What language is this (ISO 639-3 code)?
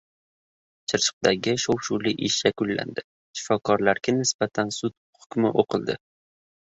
uzb